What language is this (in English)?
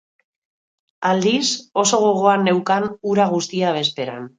Basque